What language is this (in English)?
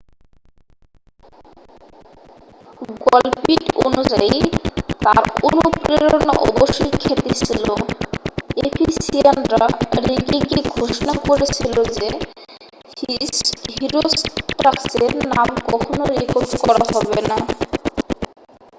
Bangla